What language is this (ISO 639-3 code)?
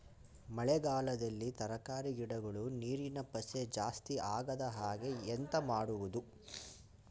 kan